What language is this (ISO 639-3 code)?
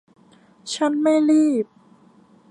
tha